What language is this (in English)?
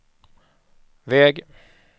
Swedish